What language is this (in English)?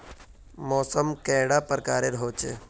Magahi